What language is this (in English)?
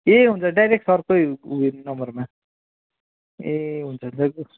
Nepali